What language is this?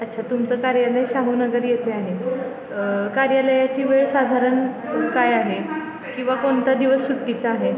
Marathi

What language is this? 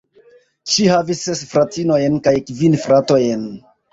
Esperanto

